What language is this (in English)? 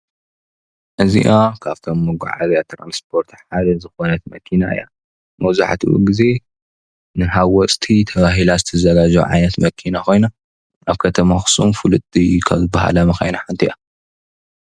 Tigrinya